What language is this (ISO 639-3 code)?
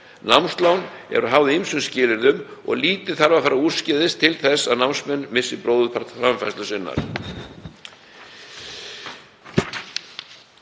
isl